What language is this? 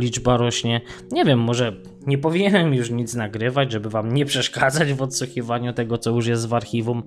Polish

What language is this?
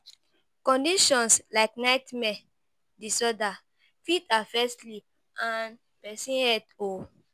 Nigerian Pidgin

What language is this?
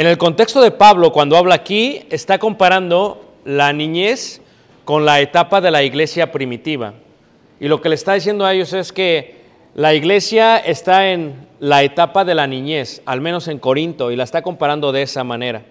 Spanish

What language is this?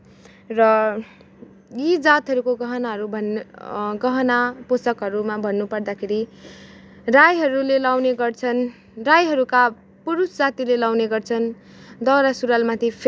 Nepali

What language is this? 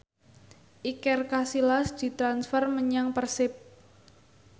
Javanese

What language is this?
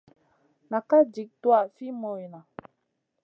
Masana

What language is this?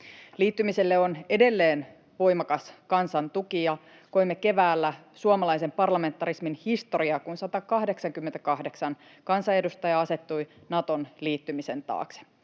Finnish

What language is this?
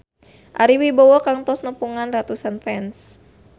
Sundanese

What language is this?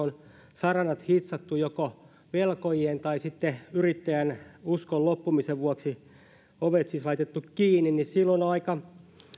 Finnish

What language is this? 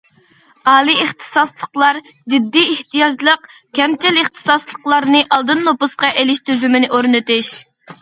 Uyghur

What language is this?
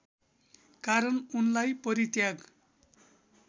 Nepali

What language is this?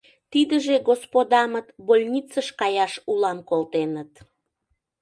Mari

